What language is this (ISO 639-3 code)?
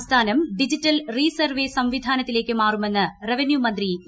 mal